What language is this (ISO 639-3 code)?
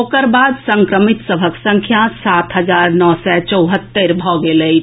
mai